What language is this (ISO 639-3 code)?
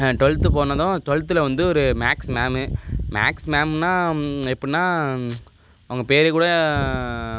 tam